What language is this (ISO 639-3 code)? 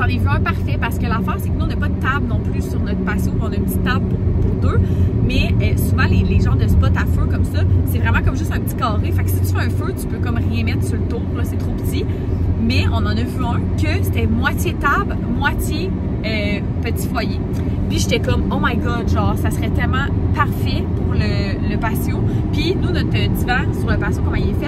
fra